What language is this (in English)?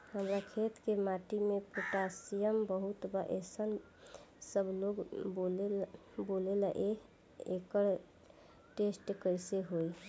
Bhojpuri